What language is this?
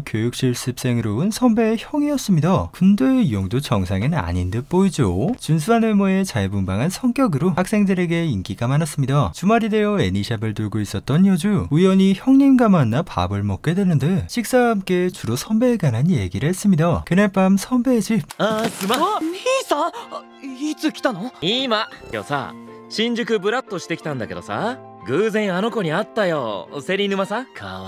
Korean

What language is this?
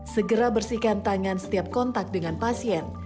Indonesian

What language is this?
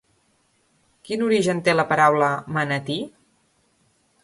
Catalan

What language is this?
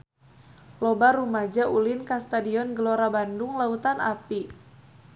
Sundanese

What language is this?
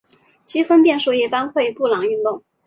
Chinese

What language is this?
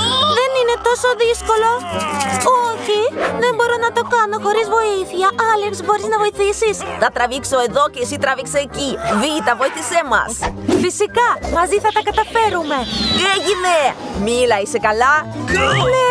Greek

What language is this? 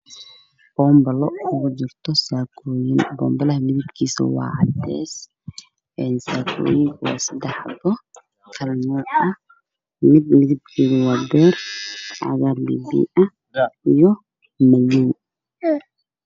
Somali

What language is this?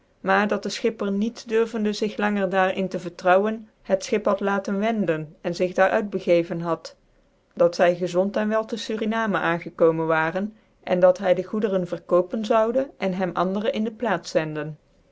Dutch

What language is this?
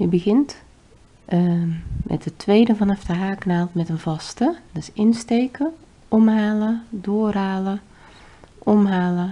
Dutch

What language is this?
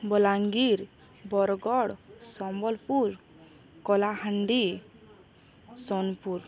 Odia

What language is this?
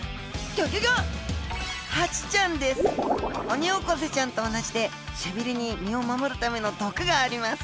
Japanese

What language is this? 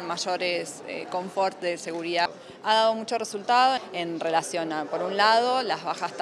Spanish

